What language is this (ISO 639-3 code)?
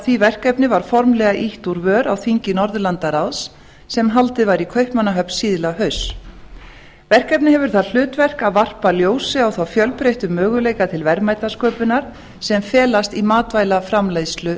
isl